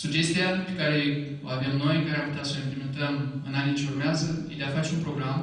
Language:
Romanian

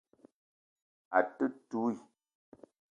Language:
Eton (Cameroon)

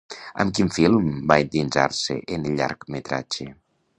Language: Catalan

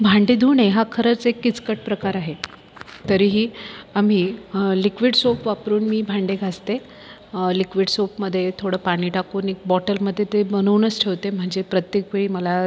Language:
Marathi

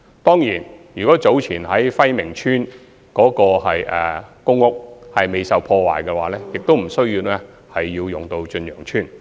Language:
Cantonese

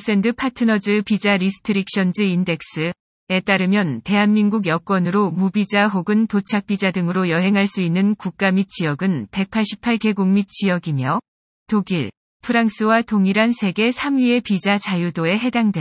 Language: Korean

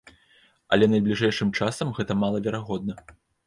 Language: Belarusian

